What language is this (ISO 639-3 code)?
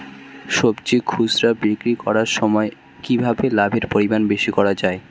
ben